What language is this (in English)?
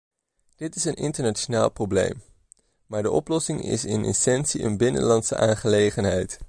Dutch